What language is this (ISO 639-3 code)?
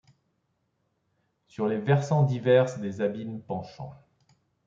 fra